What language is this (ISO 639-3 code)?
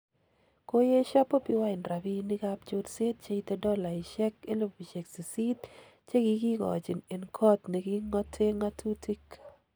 kln